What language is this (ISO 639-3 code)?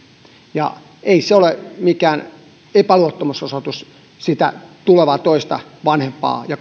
fin